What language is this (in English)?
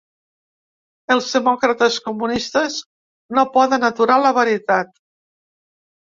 Catalan